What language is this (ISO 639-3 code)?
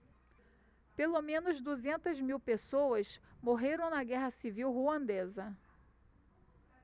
por